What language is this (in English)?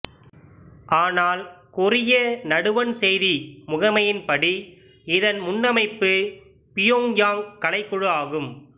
Tamil